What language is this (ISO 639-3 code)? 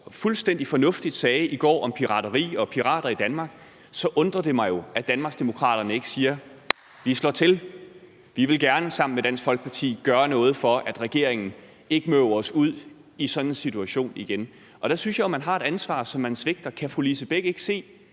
dan